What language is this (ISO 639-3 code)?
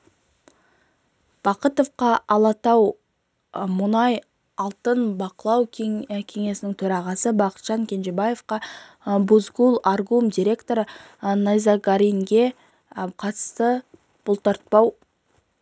kaz